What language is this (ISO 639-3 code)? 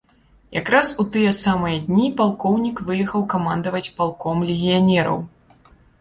bel